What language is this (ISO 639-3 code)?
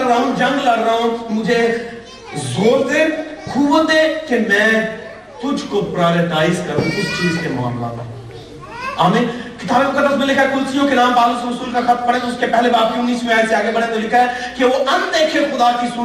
urd